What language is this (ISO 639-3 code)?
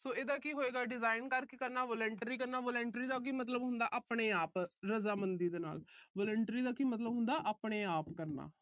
pan